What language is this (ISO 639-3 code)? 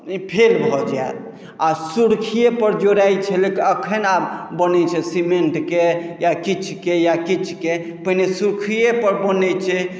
mai